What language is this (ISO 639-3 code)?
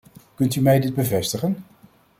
nld